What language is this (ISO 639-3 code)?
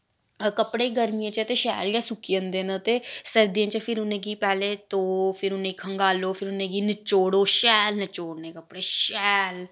doi